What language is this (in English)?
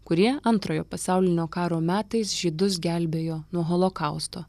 Lithuanian